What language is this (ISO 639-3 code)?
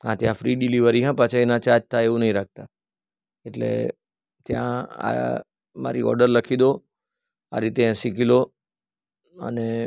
guj